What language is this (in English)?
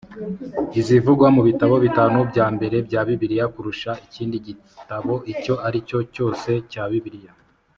Kinyarwanda